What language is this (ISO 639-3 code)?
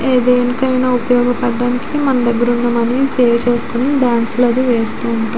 tel